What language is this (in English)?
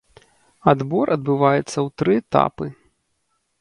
Belarusian